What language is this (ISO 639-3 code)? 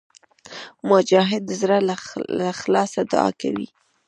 pus